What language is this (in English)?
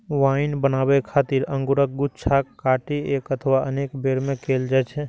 Maithili